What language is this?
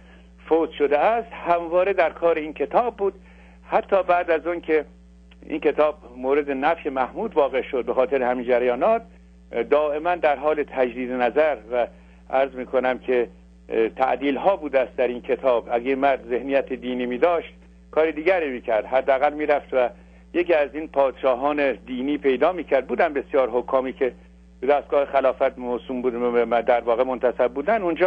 Persian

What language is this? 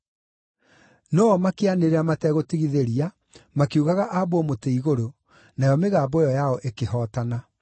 Kikuyu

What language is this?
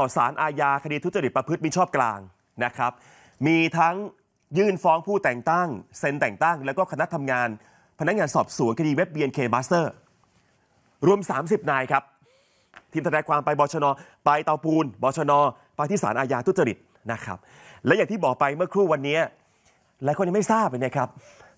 Thai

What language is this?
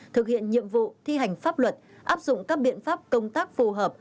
Vietnamese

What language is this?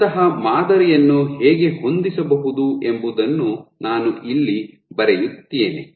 Kannada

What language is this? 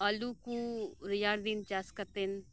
Santali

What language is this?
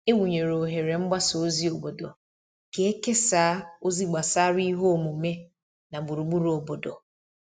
Igbo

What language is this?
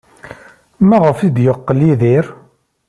Kabyle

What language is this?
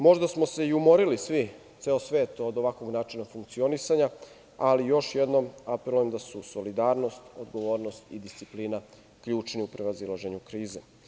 Serbian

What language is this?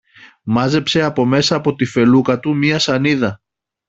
Greek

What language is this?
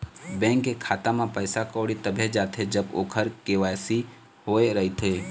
Chhattisgarhi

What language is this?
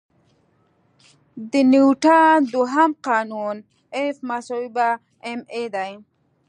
Pashto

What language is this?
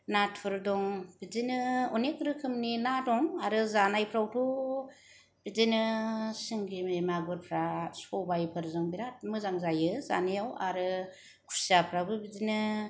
Bodo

